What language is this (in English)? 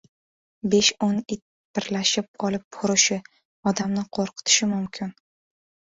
Uzbek